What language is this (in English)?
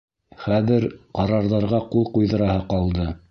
Bashkir